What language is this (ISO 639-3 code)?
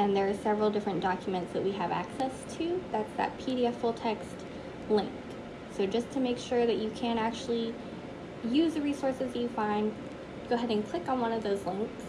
eng